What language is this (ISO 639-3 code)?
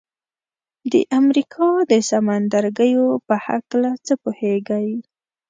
pus